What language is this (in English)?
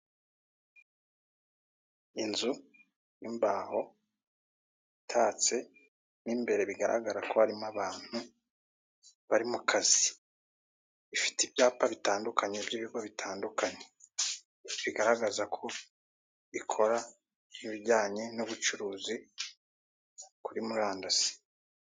Kinyarwanda